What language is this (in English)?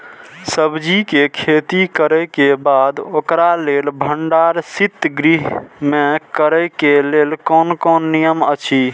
Maithili